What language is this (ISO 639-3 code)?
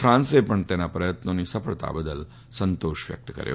guj